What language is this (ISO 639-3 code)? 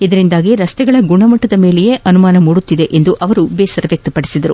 kan